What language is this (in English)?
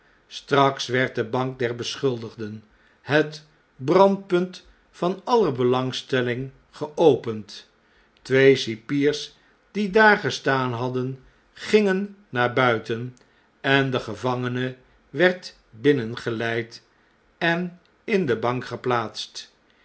Dutch